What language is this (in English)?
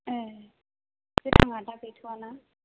Bodo